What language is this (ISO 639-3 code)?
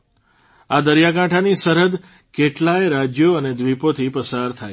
guj